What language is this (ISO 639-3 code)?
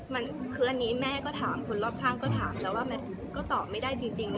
tha